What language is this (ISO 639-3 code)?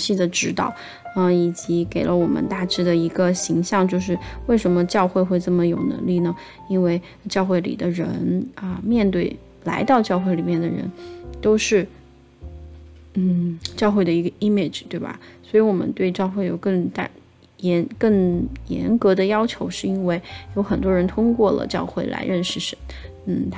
zho